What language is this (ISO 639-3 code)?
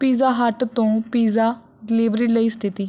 pan